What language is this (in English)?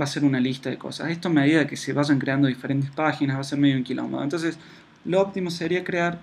Spanish